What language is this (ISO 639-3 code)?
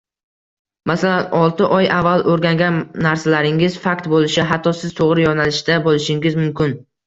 uzb